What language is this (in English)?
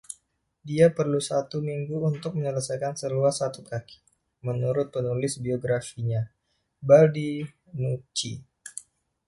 Indonesian